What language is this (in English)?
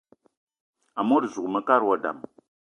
Eton (Cameroon)